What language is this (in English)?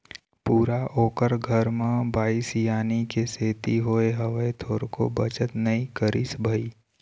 Chhattisgarhi